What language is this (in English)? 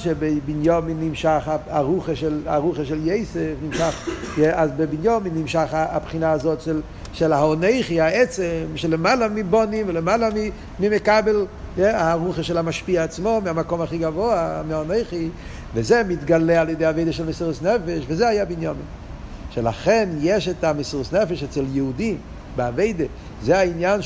Hebrew